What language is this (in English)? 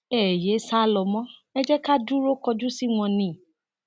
Yoruba